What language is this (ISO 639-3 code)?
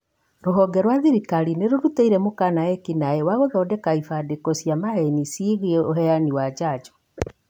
kik